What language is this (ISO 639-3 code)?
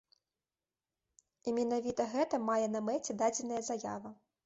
bel